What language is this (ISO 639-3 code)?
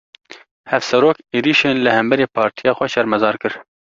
kur